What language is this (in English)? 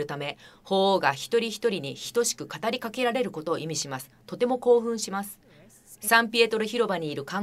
Japanese